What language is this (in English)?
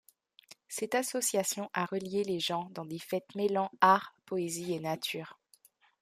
French